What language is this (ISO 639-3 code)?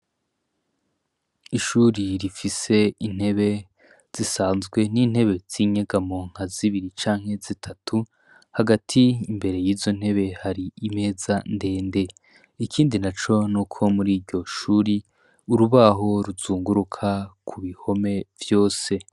run